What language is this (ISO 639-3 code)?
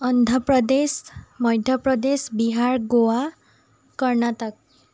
asm